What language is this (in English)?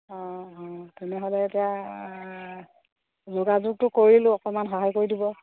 Assamese